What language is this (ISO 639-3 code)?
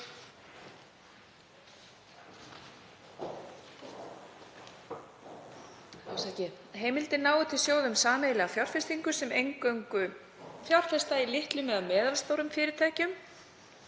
isl